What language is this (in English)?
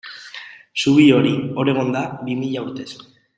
Basque